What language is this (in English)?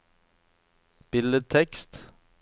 Norwegian